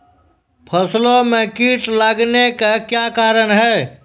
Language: Maithili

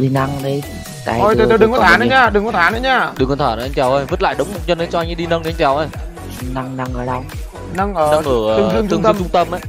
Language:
Vietnamese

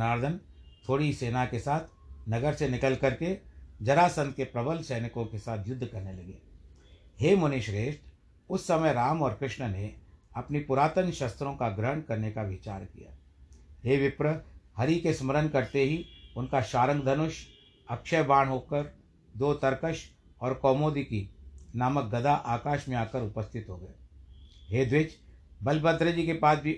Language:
Hindi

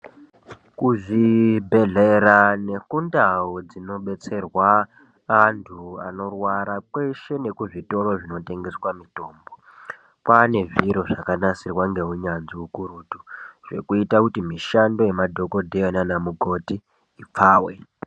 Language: Ndau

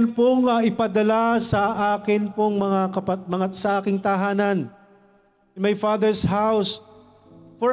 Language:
Filipino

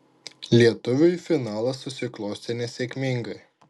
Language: Lithuanian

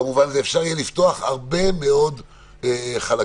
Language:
Hebrew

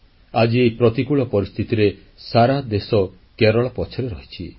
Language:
Odia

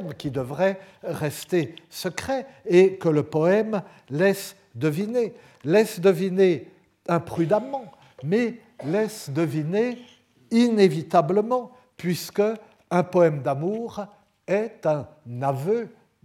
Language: French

